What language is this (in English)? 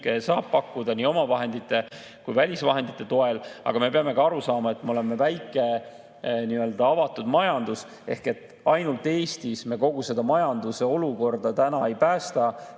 Estonian